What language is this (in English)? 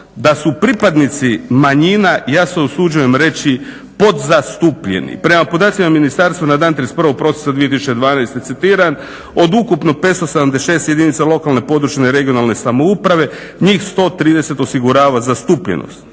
Croatian